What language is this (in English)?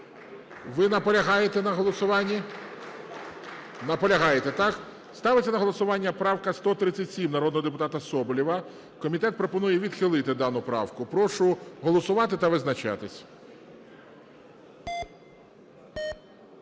Ukrainian